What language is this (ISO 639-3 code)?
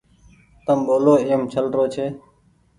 gig